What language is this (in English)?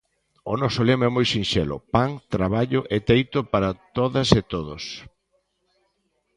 Galician